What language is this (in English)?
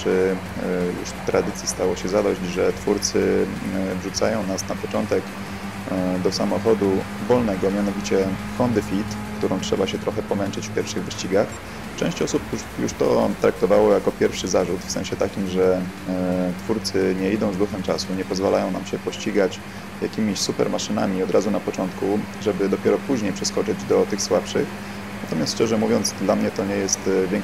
Polish